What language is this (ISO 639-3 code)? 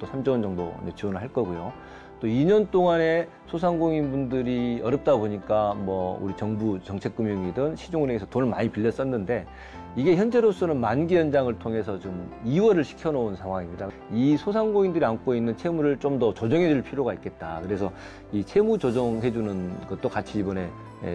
kor